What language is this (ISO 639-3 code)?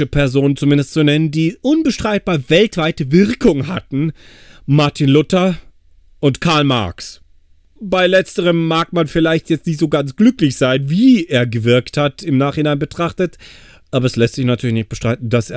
deu